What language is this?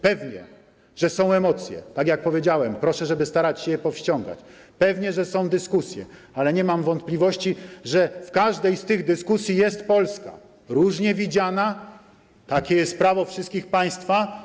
Polish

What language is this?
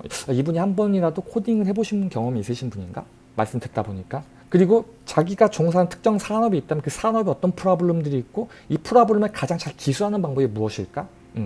Korean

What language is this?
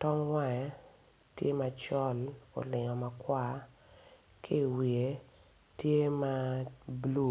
Acoli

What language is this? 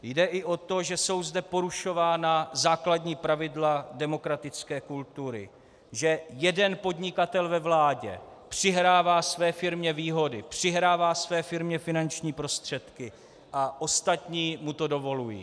Czech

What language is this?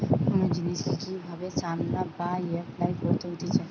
Bangla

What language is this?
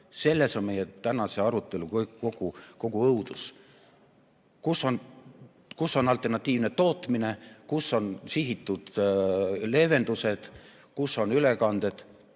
Estonian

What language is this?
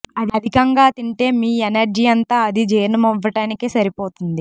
Telugu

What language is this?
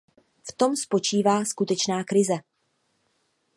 Czech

